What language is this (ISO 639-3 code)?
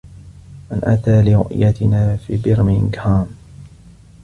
ara